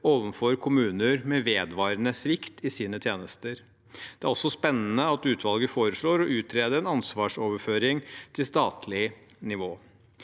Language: Norwegian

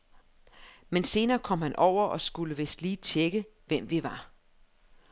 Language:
Danish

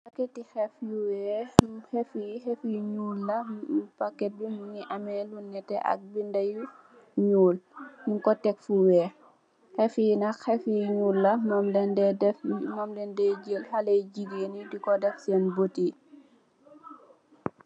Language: Wolof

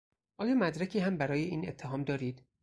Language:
Persian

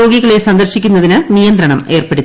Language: Malayalam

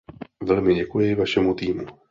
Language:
Czech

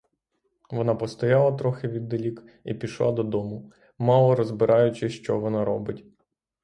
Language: Ukrainian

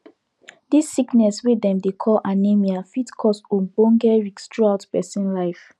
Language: Nigerian Pidgin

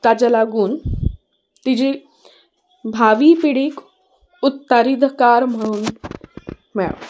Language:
Konkani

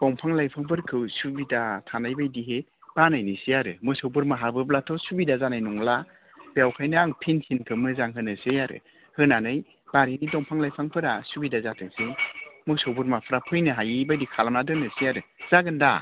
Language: Bodo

